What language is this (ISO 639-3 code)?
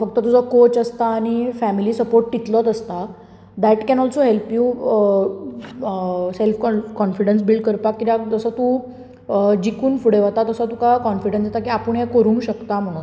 kok